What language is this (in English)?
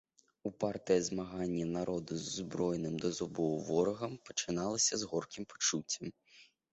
Belarusian